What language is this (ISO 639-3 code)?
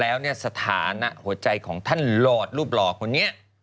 tha